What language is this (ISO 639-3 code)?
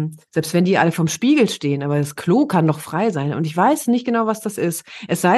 deu